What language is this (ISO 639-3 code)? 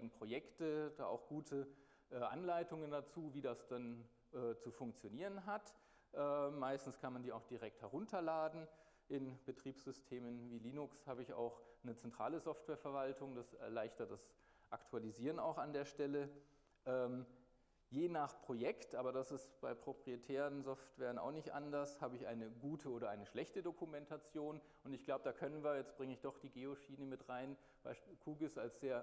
deu